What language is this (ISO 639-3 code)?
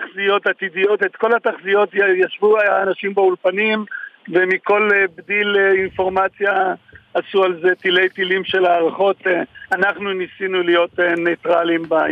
heb